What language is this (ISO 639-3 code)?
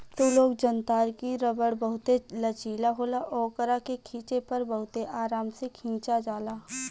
bho